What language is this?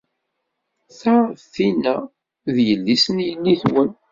Kabyle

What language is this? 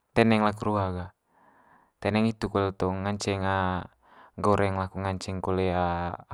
Manggarai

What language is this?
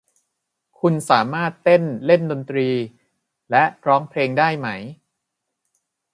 Thai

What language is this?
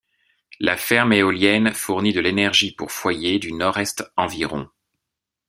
French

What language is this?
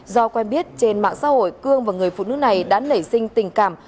Vietnamese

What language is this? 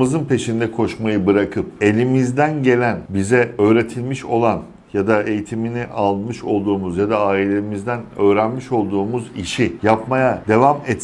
Turkish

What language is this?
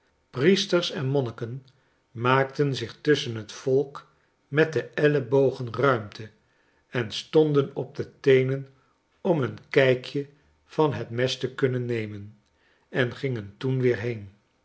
Dutch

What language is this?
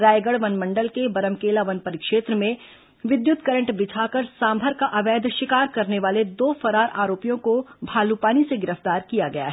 Hindi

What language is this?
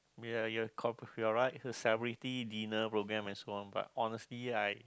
English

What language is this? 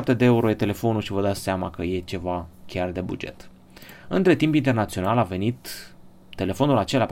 Romanian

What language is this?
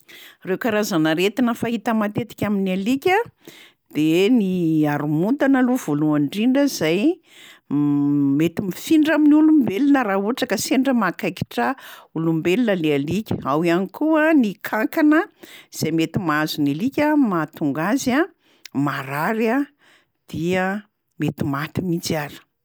Malagasy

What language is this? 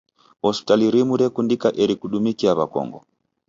Taita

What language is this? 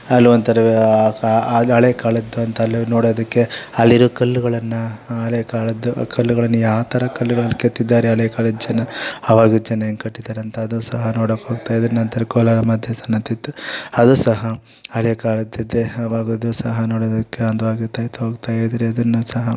Kannada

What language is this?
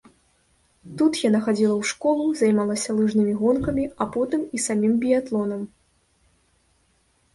Belarusian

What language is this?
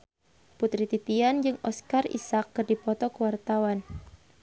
Sundanese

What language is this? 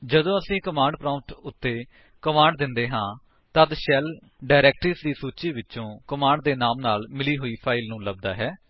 Punjabi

